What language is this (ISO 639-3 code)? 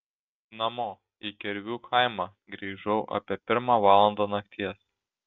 lit